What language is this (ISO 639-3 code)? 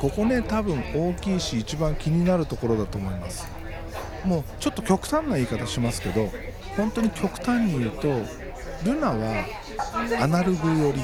jpn